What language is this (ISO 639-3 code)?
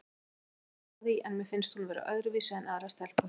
isl